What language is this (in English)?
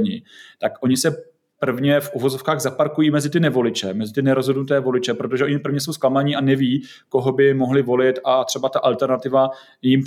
Czech